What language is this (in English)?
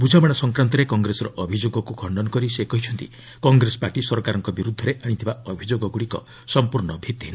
Odia